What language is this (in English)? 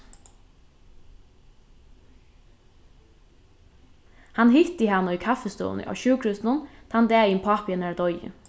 Faroese